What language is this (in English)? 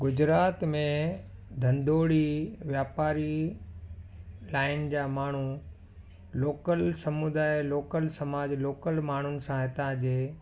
Sindhi